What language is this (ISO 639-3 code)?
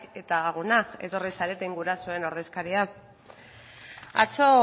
eus